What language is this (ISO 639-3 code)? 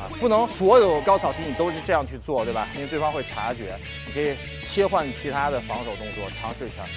zho